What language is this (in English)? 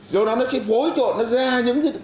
Vietnamese